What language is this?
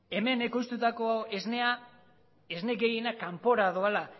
Basque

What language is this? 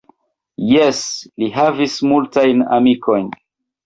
Esperanto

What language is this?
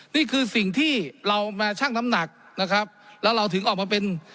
Thai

